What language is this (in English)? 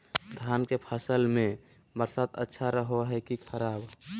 Magahi